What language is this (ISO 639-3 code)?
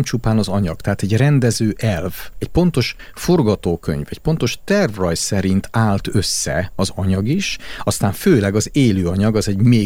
hun